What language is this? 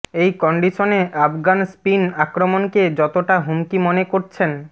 Bangla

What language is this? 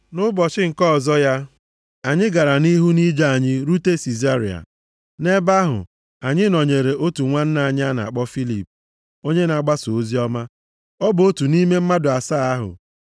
Igbo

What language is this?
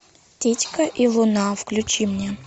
Russian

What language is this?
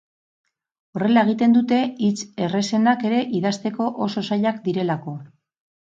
Basque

